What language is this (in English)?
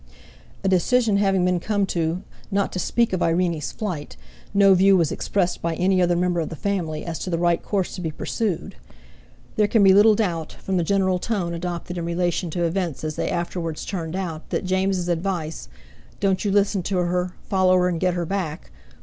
English